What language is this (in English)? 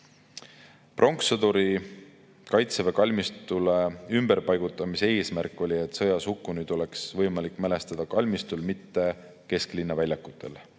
Estonian